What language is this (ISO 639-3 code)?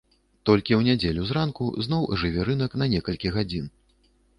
bel